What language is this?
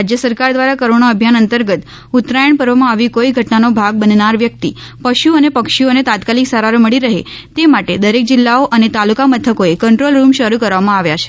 Gujarati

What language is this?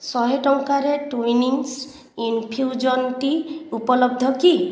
Odia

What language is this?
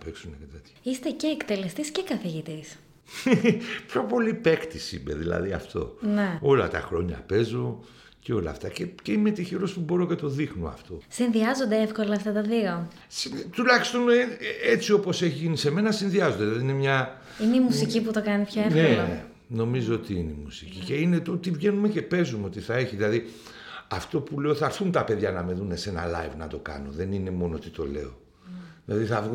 Greek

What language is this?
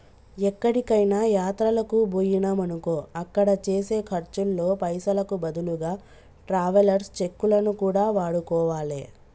Telugu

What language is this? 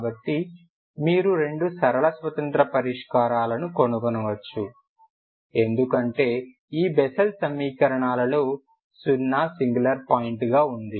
Telugu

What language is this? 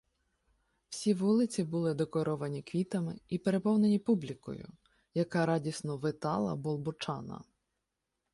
Ukrainian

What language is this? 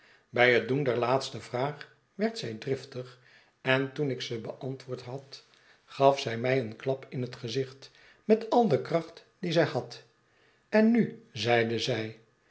Dutch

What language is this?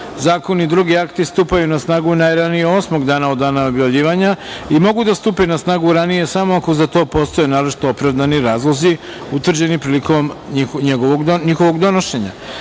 Serbian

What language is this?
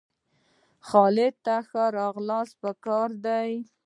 Pashto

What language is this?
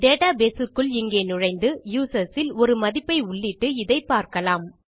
Tamil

